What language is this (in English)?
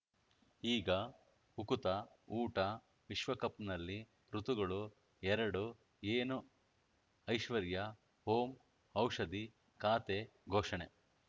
Kannada